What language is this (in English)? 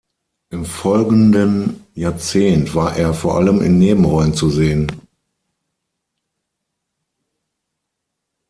German